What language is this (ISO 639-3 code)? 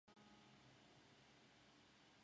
zho